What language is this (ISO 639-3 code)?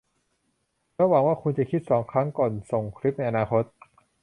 tha